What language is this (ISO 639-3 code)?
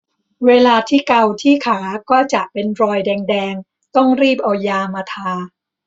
tha